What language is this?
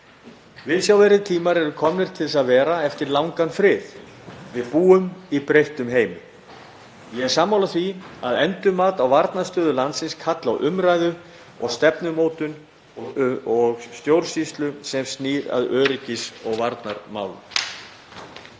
Icelandic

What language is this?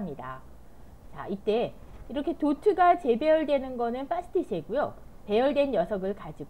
Korean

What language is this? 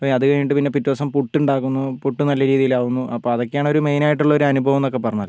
Malayalam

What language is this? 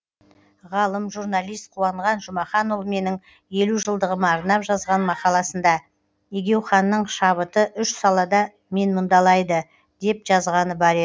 Kazakh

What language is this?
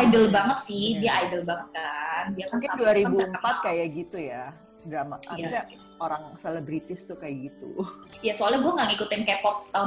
Indonesian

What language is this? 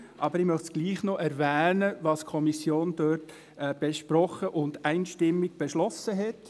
Swiss German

